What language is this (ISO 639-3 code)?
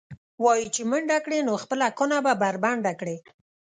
pus